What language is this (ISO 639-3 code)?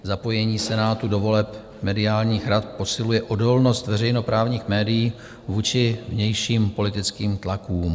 ces